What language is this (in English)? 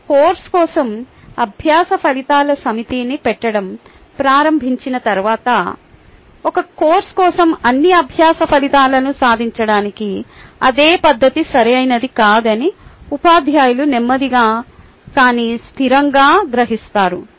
Telugu